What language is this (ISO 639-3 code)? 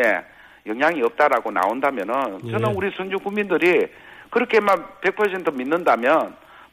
kor